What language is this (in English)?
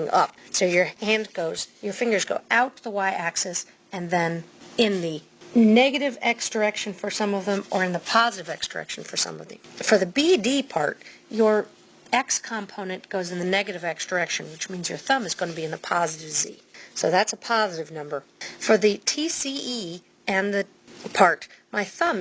English